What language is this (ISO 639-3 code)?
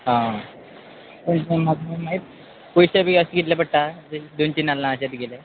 kok